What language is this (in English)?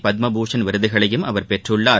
Tamil